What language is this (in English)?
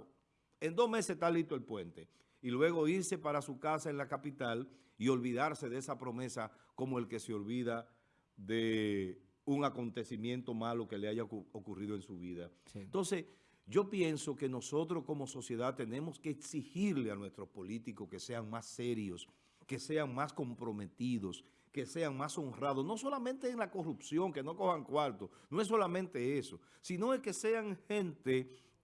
Spanish